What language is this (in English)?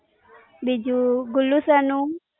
Gujarati